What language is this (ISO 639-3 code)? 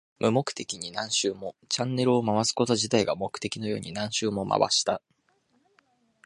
jpn